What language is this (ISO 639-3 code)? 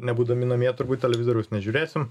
lit